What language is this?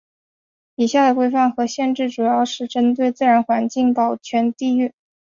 Chinese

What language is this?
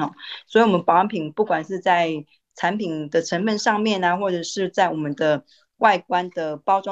Chinese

